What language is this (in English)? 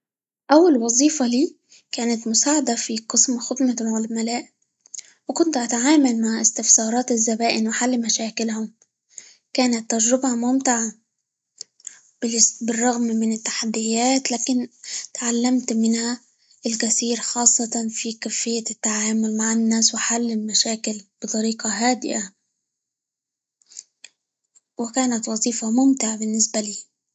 Libyan Arabic